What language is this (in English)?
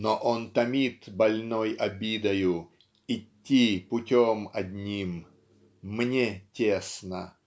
Russian